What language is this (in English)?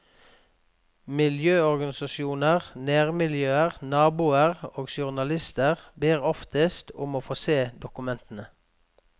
Norwegian